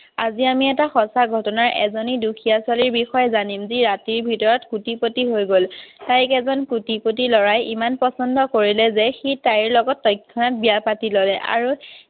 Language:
Assamese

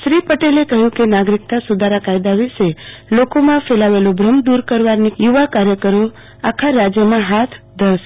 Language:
Gujarati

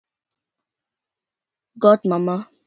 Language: Icelandic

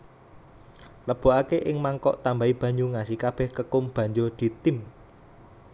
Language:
Javanese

